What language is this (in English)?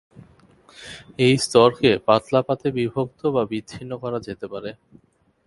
Bangla